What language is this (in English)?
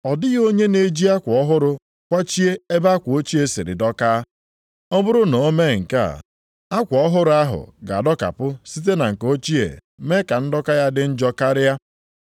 Igbo